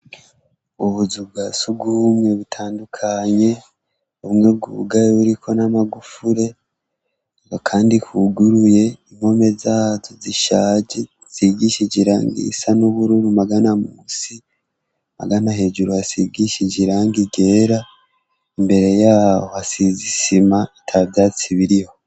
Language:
Rundi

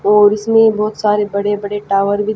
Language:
Hindi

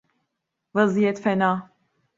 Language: Turkish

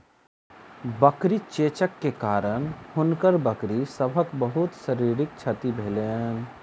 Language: Maithili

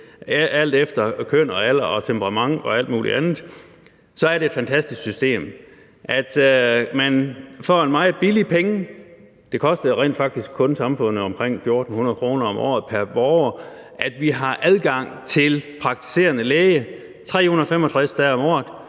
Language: Danish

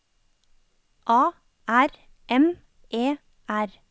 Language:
Norwegian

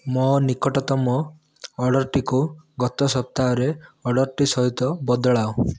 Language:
Odia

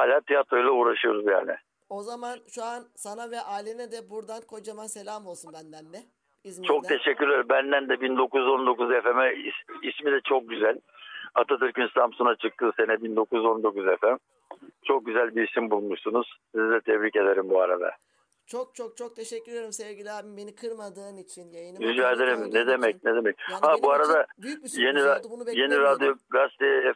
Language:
Turkish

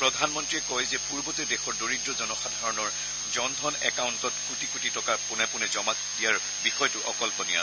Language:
Assamese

